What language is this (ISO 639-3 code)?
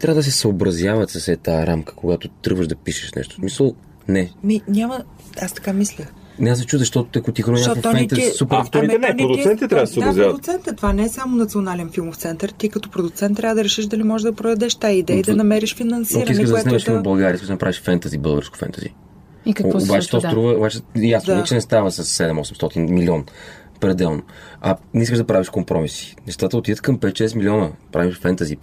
bul